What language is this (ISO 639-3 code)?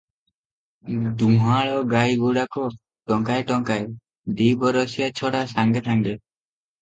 ori